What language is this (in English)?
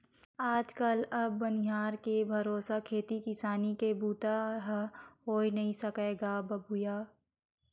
Chhattisgarhi